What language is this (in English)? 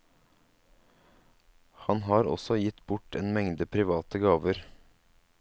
Norwegian